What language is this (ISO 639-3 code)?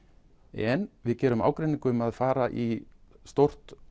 isl